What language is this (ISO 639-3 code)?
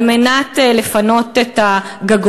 heb